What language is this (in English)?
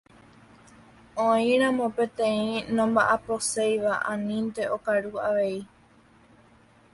Guarani